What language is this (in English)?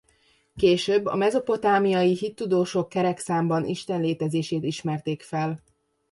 Hungarian